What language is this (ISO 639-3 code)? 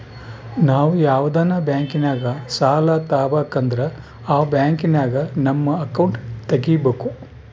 kan